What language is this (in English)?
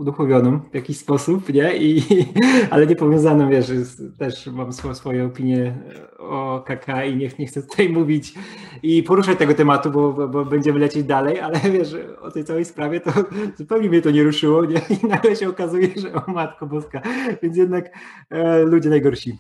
Polish